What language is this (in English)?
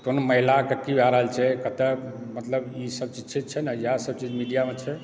Maithili